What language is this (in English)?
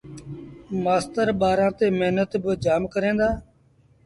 Sindhi Bhil